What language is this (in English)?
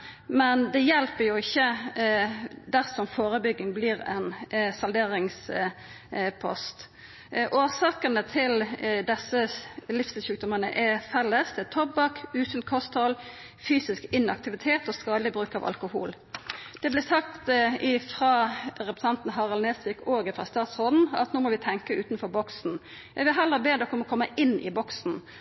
Norwegian Nynorsk